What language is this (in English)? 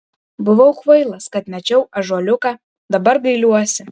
Lithuanian